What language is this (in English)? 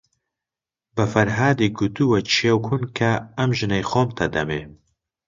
Central Kurdish